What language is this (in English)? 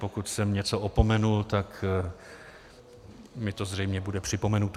Czech